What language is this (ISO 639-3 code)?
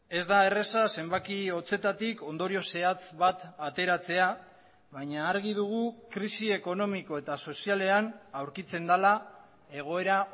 eus